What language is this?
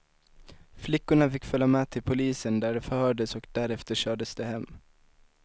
Swedish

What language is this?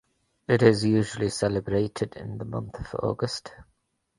English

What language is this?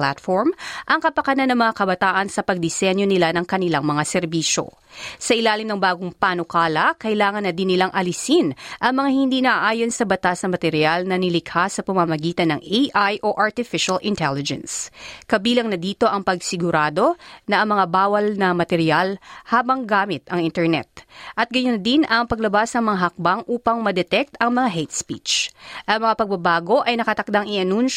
Filipino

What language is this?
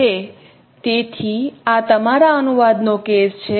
Gujarati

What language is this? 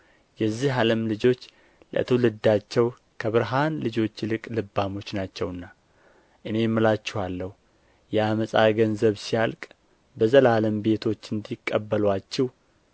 Amharic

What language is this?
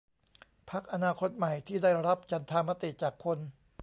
Thai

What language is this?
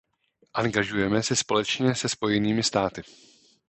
Czech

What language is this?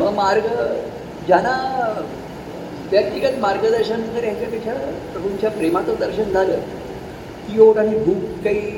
Marathi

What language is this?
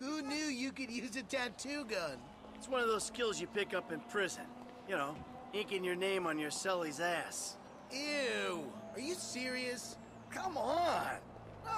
English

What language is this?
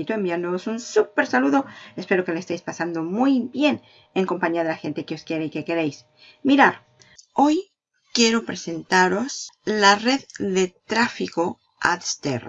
Spanish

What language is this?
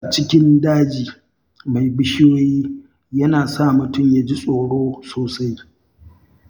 Hausa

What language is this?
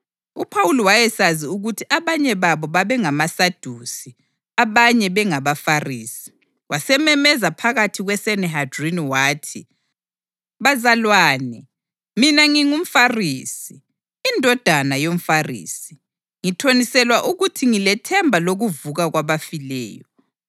North Ndebele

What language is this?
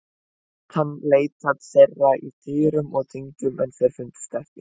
Icelandic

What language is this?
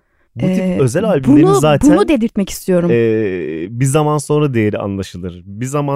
Turkish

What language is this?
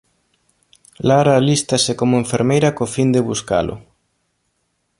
Galician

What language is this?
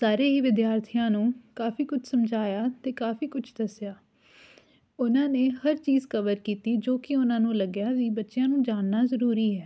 Punjabi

